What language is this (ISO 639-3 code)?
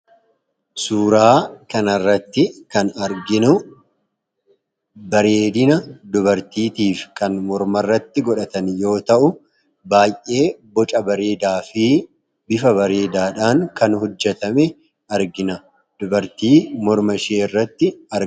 orm